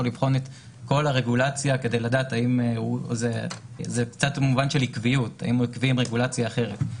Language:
Hebrew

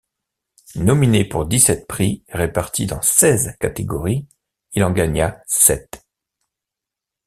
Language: French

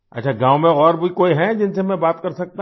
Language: Hindi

